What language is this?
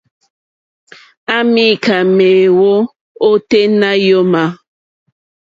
Mokpwe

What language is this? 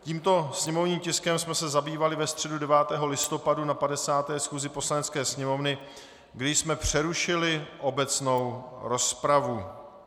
Czech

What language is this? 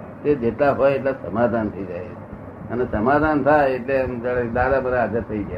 Gujarati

